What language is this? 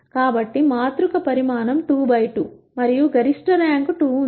Telugu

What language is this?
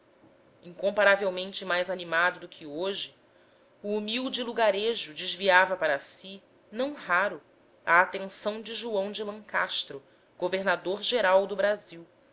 Portuguese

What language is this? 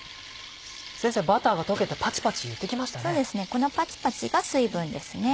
Japanese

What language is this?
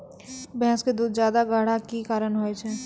Maithili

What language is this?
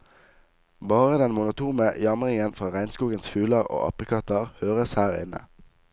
Norwegian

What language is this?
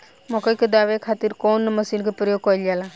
Bhojpuri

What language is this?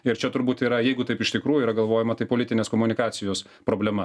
Lithuanian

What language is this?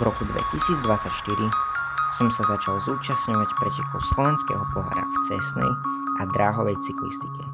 Slovak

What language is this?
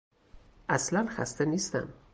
Persian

